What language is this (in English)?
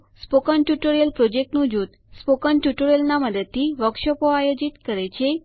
Gujarati